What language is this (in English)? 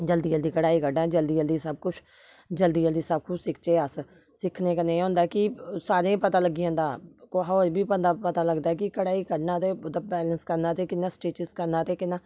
Dogri